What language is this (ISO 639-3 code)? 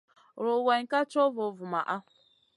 mcn